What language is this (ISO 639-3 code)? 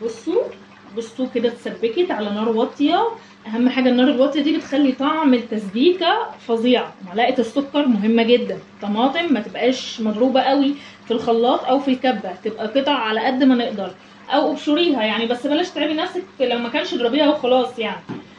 ara